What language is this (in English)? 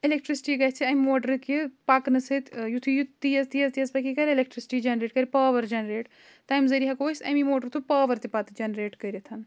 Kashmiri